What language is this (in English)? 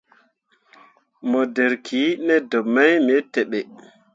Mundang